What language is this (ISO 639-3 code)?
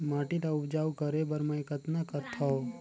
hne